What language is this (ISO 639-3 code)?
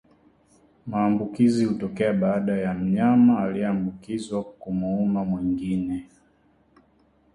swa